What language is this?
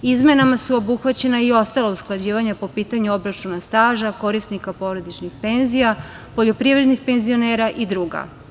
Serbian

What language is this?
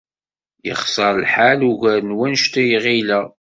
Kabyle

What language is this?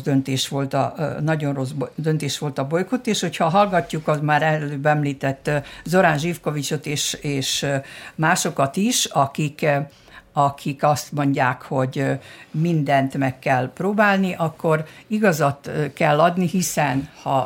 Hungarian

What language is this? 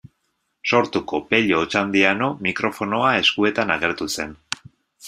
Basque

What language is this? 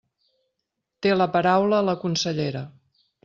Catalan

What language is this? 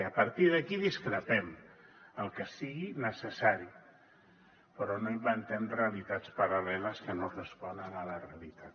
Catalan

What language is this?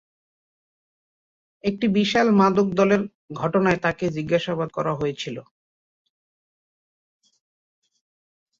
Bangla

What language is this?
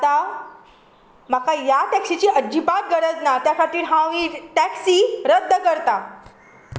Konkani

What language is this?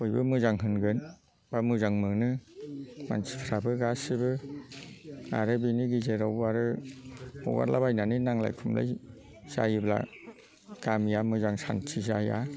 Bodo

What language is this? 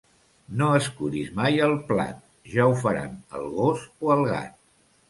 Catalan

